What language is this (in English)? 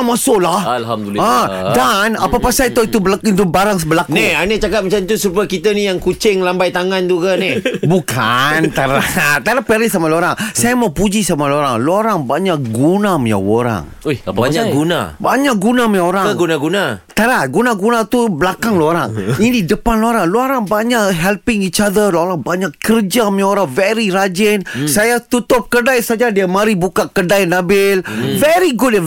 Malay